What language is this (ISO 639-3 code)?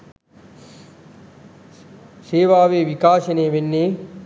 sin